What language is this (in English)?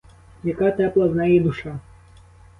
Ukrainian